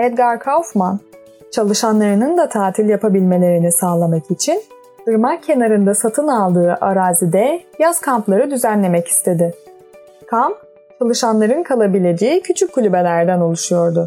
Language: Turkish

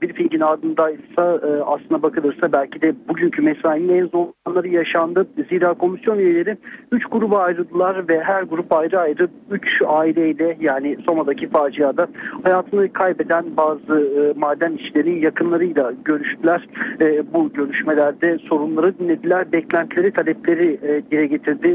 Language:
Turkish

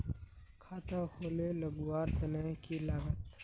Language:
Magahi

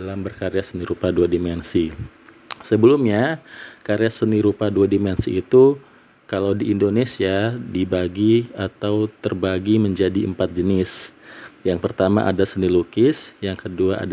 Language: Indonesian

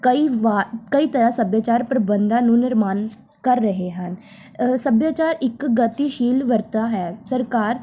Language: Punjabi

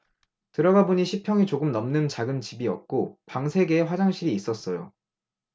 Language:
Korean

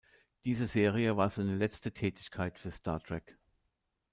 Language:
German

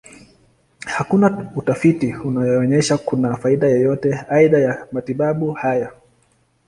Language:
Swahili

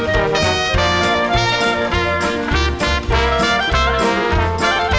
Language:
Thai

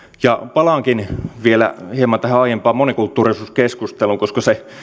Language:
Finnish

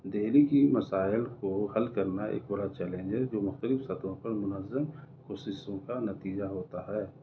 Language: Urdu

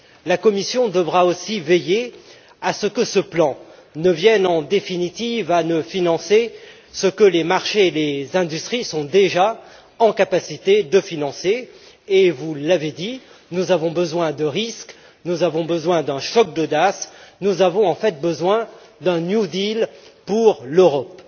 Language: French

